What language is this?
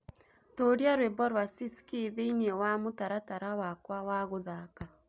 Kikuyu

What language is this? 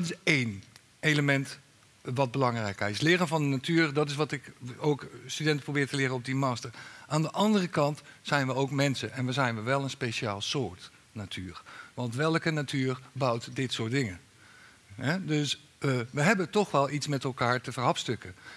Dutch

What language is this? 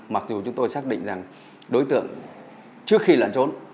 Vietnamese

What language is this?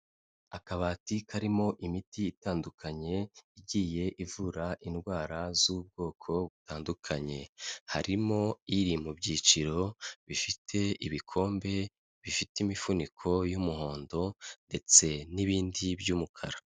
Kinyarwanda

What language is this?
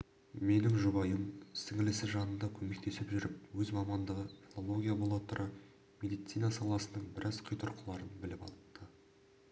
Kazakh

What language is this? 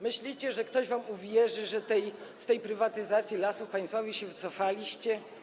Polish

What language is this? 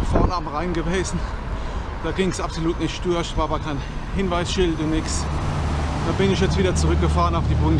German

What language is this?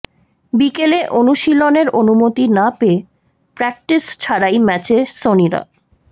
Bangla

